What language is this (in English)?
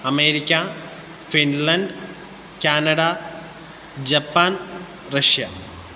Sanskrit